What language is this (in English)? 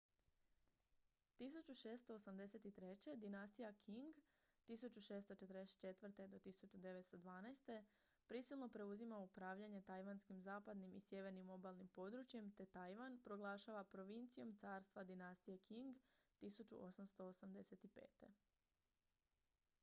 Croatian